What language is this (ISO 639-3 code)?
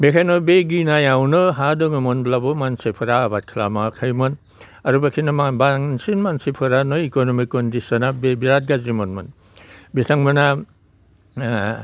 brx